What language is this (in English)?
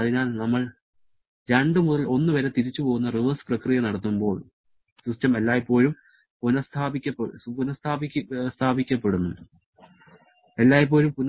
Malayalam